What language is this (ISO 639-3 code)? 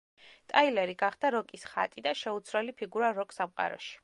kat